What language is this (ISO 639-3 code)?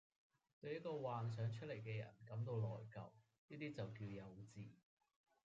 yue